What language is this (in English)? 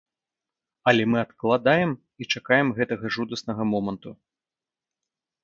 Belarusian